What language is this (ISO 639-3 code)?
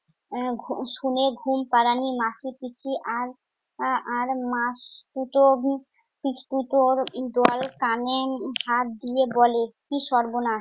ben